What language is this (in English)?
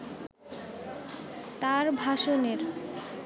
Bangla